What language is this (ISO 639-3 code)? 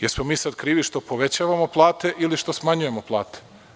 srp